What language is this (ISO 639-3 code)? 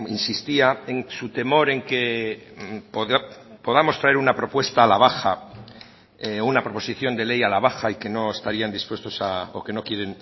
spa